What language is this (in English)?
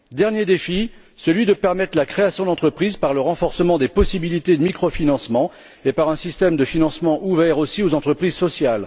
French